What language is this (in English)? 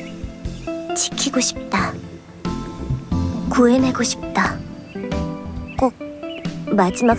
Korean